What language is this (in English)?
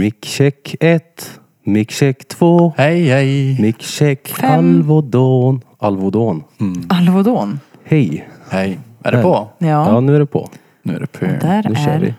Swedish